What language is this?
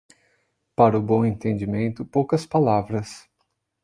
Portuguese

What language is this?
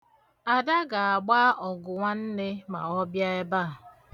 Igbo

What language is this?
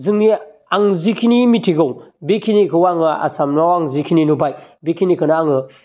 Bodo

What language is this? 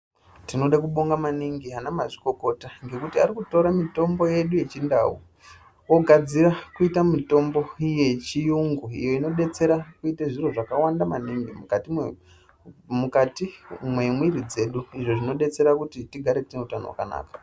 Ndau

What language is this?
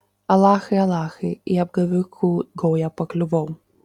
Lithuanian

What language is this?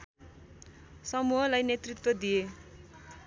Nepali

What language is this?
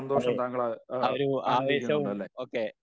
Malayalam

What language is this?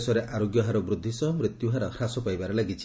Odia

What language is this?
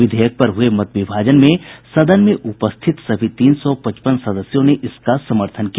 Hindi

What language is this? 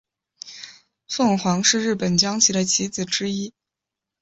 Chinese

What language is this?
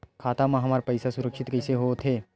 Chhattisgarhi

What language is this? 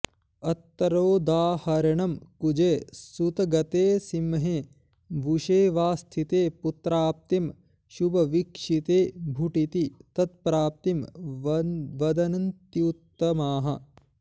Sanskrit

